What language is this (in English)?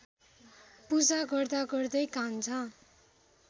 Nepali